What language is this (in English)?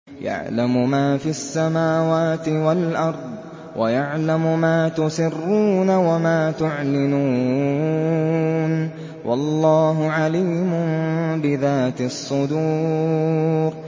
Arabic